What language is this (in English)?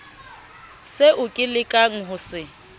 Southern Sotho